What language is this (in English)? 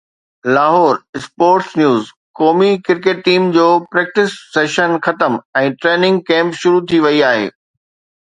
Sindhi